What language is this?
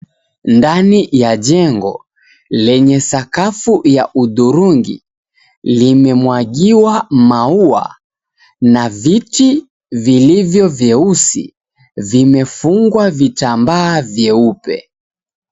Swahili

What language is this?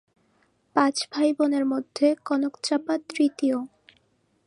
Bangla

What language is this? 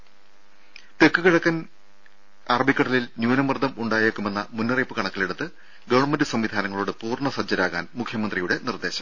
Malayalam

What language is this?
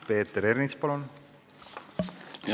Estonian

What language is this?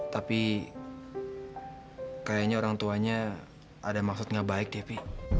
Indonesian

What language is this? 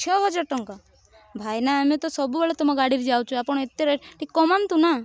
Odia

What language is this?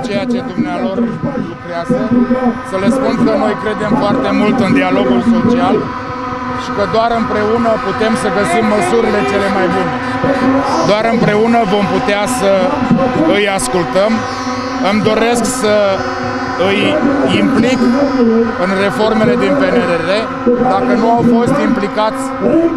Romanian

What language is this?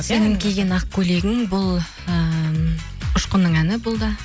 Kazakh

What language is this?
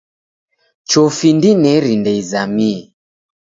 Taita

